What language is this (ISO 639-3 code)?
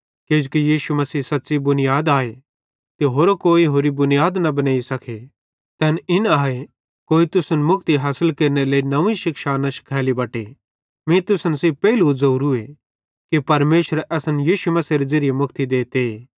bhd